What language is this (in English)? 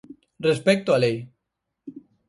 Galician